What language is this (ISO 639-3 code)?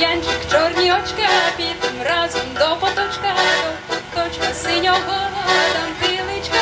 ukr